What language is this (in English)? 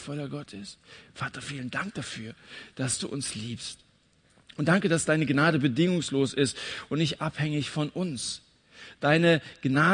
German